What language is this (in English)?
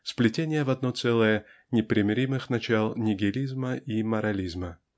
Russian